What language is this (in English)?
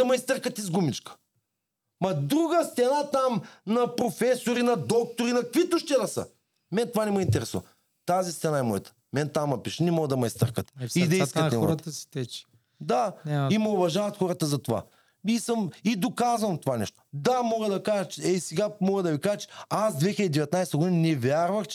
Bulgarian